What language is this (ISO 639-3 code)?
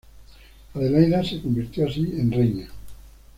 spa